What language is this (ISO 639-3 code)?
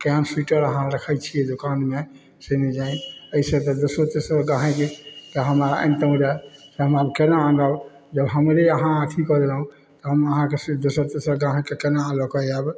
mai